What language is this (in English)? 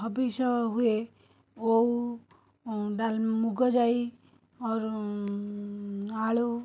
Odia